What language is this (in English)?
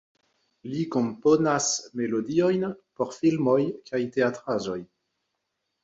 Esperanto